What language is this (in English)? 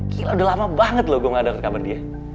Indonesian